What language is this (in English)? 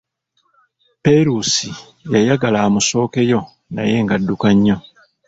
Ganda